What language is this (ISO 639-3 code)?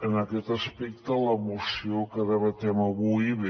cat